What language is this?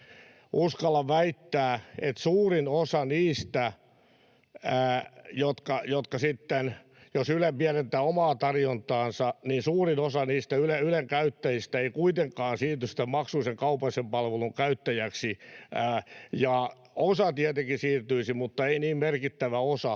Finnish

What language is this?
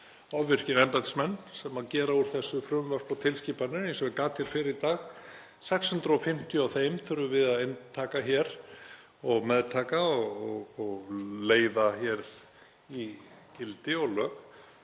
Icelandic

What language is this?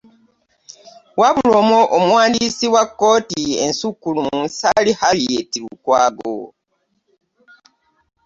Ganda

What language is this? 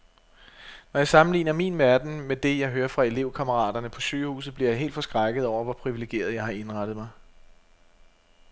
Danish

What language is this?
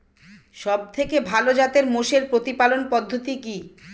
Bangla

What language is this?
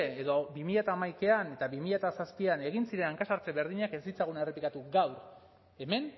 Basque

